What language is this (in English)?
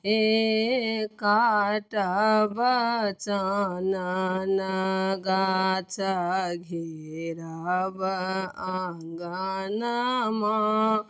Maithili